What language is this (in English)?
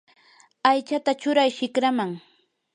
Yanahuanca Pasco Quechua